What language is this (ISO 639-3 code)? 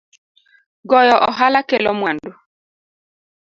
luo